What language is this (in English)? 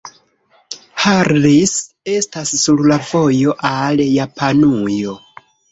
Esperanto